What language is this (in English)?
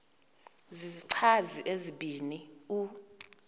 Xhosa